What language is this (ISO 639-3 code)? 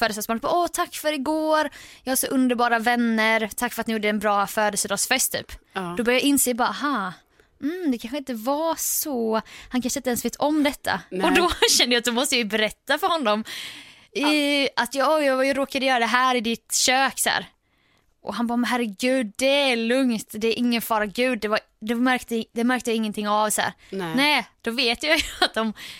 swe